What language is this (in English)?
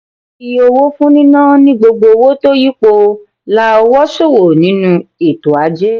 Yoruba